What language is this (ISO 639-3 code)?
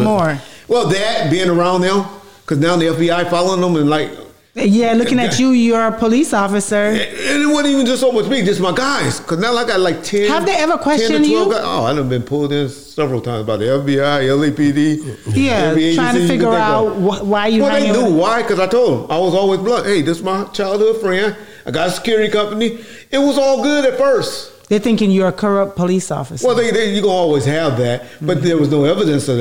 eng